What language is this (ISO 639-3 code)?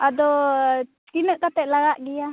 sat